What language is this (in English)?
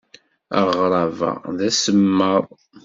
Kabyle